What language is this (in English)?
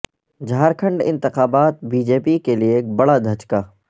Urdu